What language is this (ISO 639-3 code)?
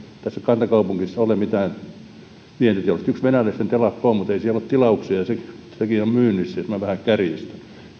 fin